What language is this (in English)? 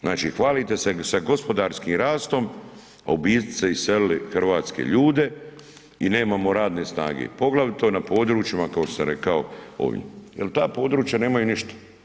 Croatian